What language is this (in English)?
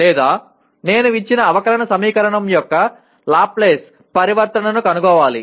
Telugu